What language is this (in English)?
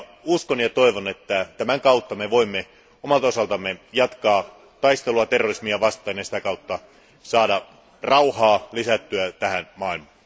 Finnish